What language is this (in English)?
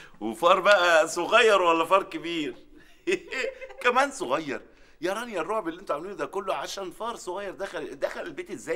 Arabic